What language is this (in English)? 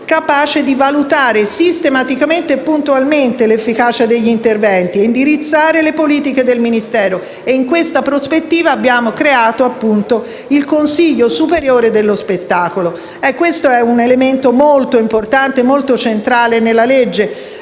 Italian